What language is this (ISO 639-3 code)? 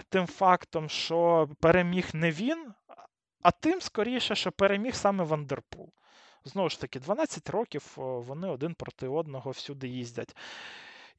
ukr